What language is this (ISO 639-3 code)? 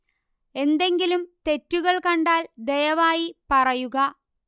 mal